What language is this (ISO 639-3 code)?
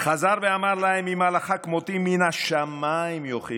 heb